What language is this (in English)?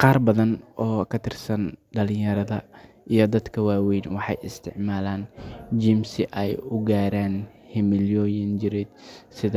Somali